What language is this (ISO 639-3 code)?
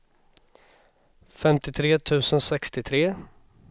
swe